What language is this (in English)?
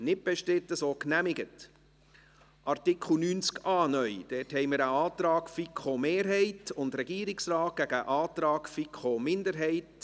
Swiss German